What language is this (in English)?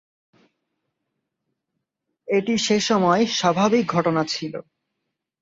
Bangla